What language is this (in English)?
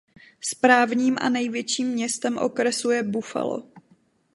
Czech